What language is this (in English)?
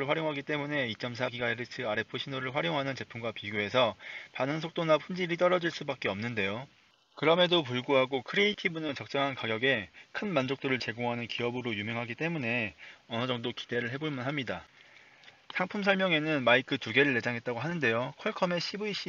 Korean